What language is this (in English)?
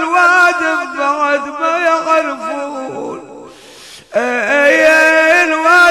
Arabic